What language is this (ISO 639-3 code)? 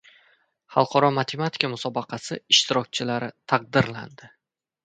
uzb